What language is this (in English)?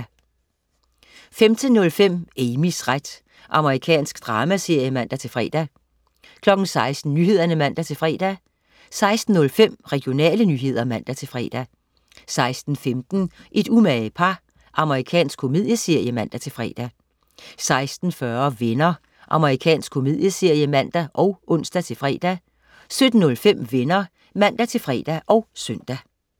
Danish